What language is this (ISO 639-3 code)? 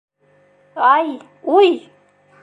bak